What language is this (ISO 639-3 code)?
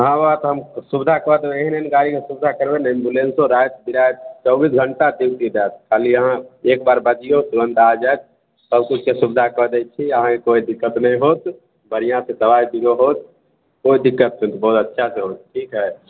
mai